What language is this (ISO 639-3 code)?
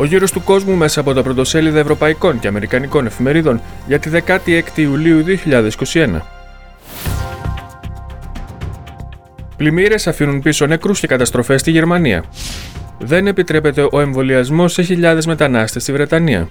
ell